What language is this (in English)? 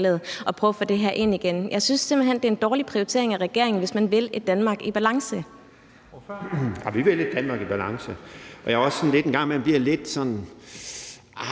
Danish